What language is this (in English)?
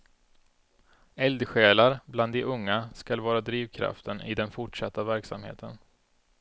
Swedish